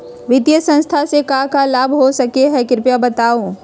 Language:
Magahi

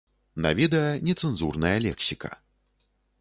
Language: Belarusian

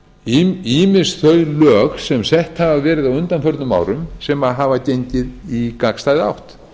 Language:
Icelandic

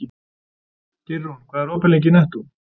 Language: Icelandic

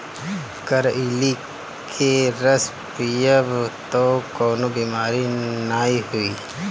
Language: Bhojpuri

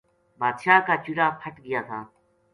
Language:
Gujari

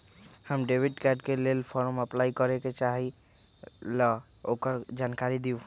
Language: Magahi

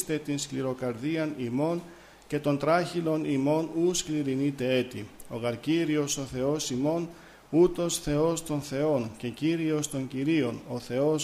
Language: Greek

